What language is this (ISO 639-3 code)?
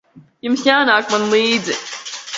lav